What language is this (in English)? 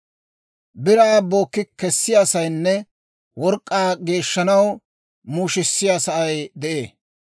Dawro